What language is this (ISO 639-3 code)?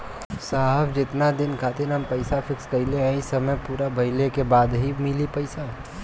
bho